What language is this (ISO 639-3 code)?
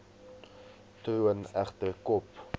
afr